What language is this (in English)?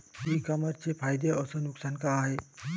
Marathi